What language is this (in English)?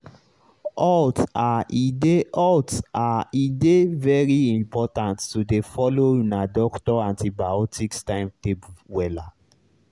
Nigerian Pidgin